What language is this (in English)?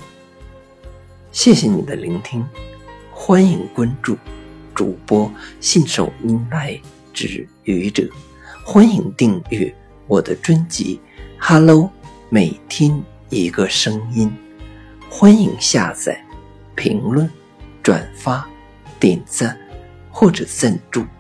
Chinese